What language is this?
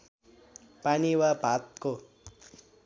Nepali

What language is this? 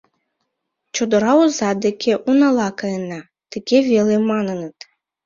Mari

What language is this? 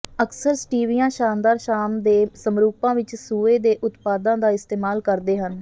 Punjabi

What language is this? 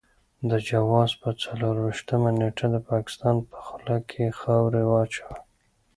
Pashto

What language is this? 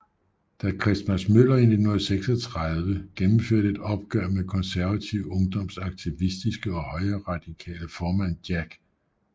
Danish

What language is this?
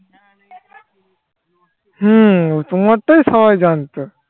Bangla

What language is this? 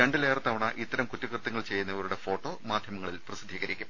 Malayalam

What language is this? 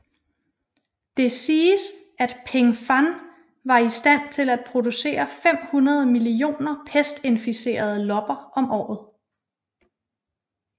Danish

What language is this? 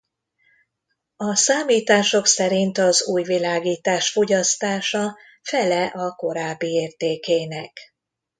Hungarian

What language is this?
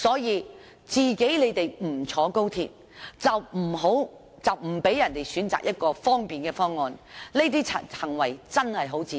Cantonese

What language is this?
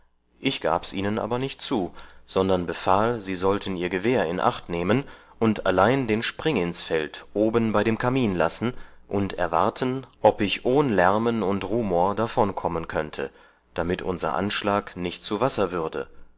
German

